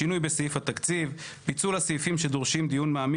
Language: Hebrew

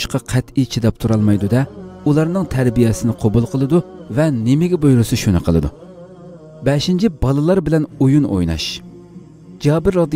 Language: Turkish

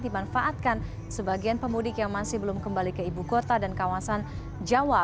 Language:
Indonesian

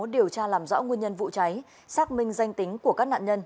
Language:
Vietnamese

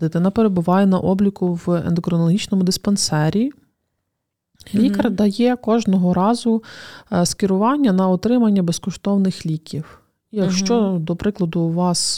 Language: Ukrainian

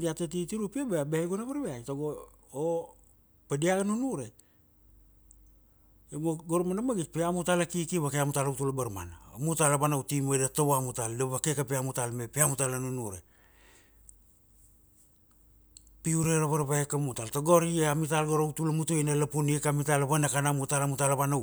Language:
Kuanua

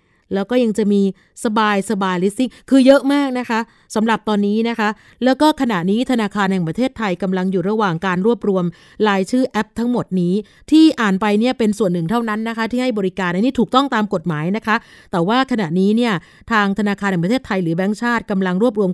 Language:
Thai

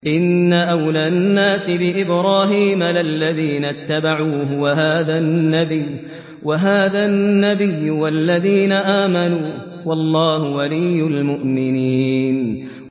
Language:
Arabic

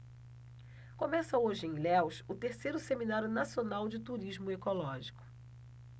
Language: Portuguese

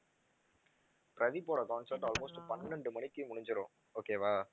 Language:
Tamil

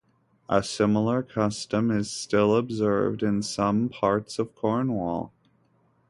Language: English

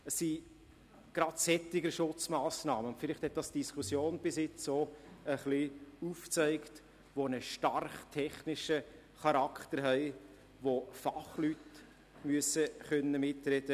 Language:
Swiss German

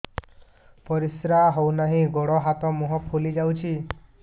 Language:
Odia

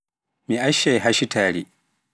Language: Pular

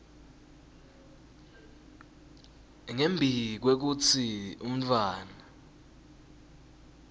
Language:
Swati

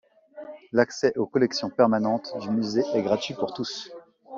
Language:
French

